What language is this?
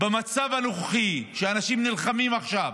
Hebrew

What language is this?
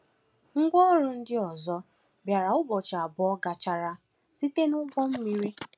Igbo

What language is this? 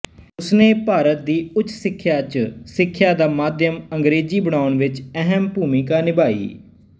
Punjabi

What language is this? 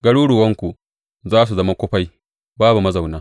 Hausa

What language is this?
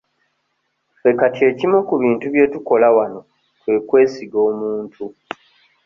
Ganda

